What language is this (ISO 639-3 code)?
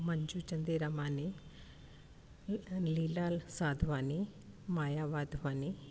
snd